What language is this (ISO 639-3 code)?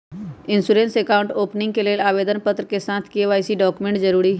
mag